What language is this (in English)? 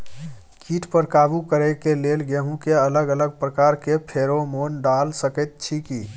Maithili